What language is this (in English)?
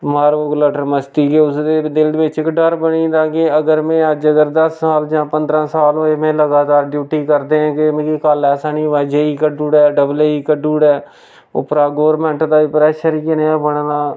Dogri